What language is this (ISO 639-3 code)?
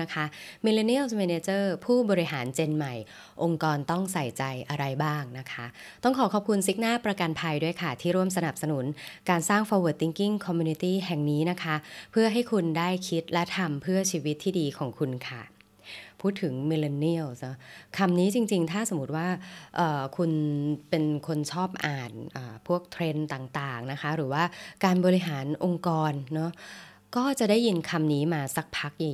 tha